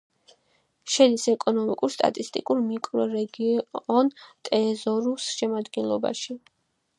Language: Georgian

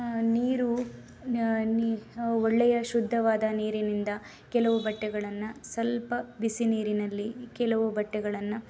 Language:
Kannada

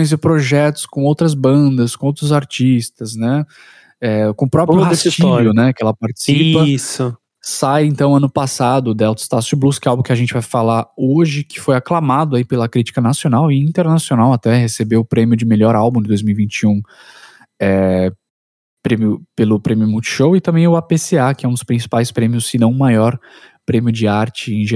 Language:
Portuguese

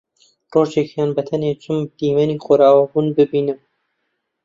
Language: Central Kurdish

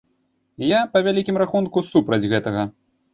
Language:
Belarusian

